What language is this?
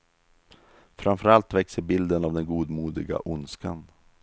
Swedish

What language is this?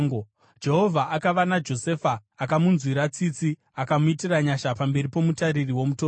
Shona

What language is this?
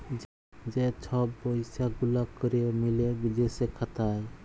Bangla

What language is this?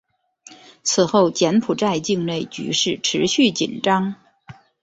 Chinese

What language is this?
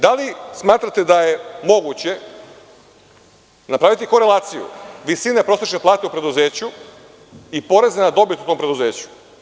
Serbian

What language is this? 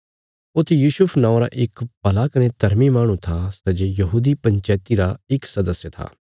Bilaspuri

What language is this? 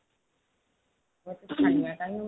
Odia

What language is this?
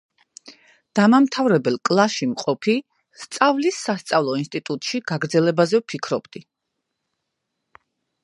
Georgian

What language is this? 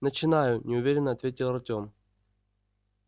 Russian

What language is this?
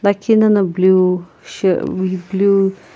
Sumi Naga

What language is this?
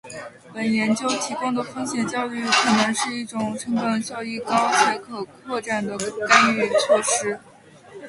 Chinese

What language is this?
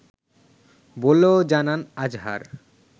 Bangla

